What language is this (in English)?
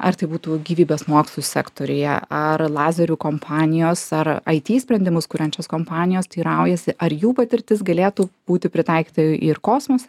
Lithuanian